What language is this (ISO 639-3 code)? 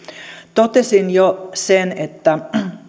fin